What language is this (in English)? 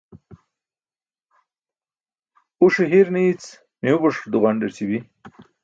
Burushaski